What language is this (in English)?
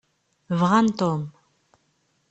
Kabyle